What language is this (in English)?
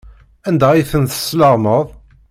Kabyle